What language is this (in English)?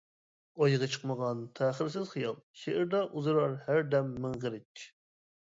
Uyghur